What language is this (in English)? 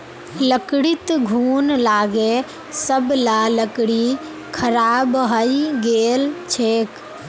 Magahi